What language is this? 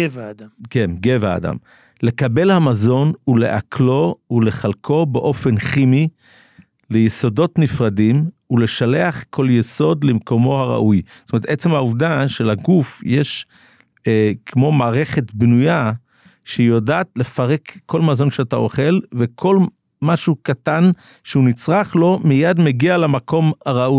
Hebrew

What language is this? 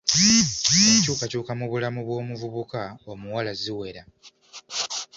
Ganda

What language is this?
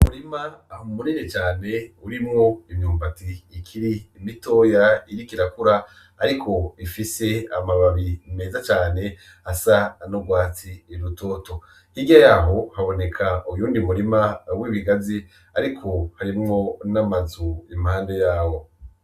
Rundi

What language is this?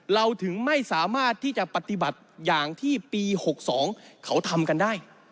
Thai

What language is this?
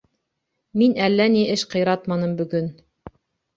Bashkir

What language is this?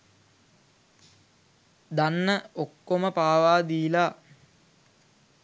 Sinhala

